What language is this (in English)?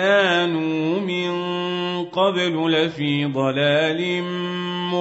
Arabic